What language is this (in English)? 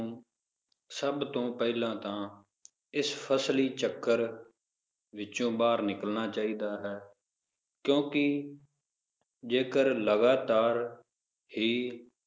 Punjabi